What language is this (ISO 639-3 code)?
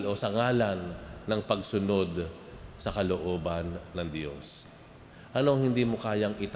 fil